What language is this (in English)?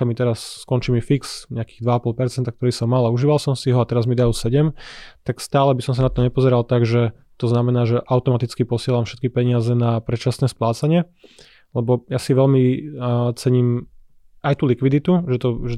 Slovak